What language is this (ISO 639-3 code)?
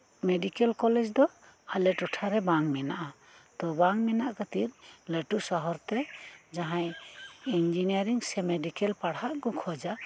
sat